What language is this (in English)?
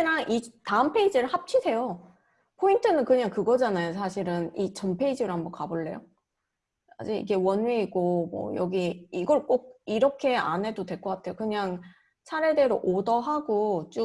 Korean